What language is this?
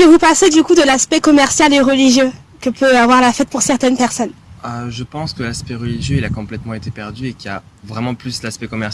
French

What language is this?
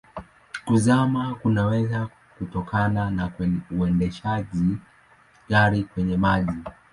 Swahili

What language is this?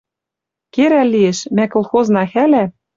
Western Mari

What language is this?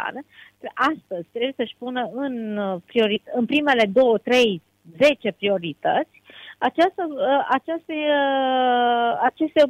Romanian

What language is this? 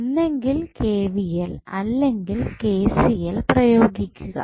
Malayalam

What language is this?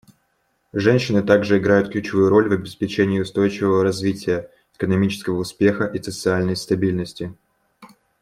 Russian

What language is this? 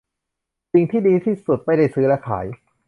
Thai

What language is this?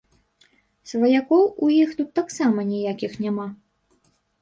Belarusian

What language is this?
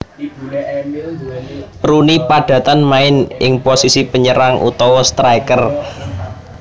Javanese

